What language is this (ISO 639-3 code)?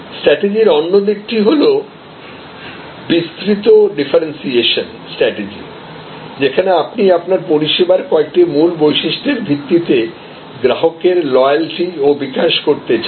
ben